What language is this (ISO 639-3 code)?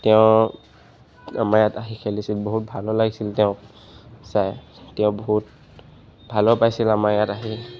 asm